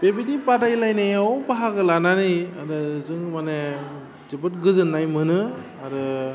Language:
Bodo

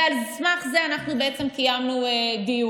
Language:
Hebrew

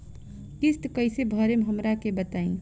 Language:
Bhojpuri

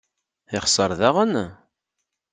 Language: Kabyle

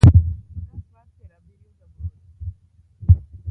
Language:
Luo (Kenya and Tanzania)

